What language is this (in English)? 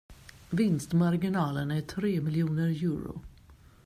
Swedish